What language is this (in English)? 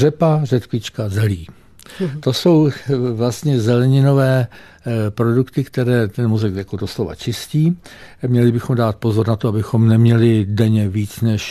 Czech